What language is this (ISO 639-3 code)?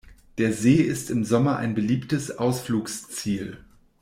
deu